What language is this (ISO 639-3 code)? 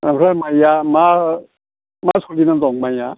brx